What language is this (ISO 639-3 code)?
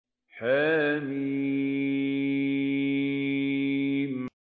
ara